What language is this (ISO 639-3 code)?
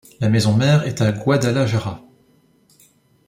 fra